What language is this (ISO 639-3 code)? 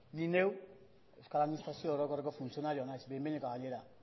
eus